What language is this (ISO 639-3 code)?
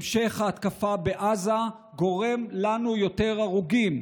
heb